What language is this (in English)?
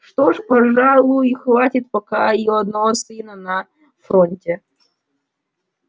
Russian